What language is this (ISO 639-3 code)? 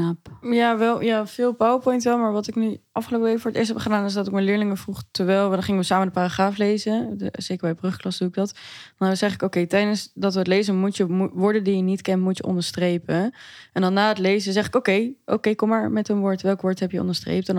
nld